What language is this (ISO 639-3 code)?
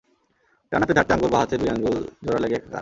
ben